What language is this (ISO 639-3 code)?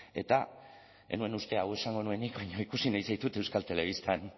eus